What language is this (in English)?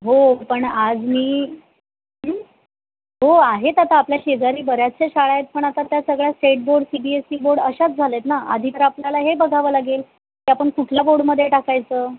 Marathi